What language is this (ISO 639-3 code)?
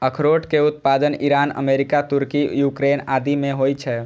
mai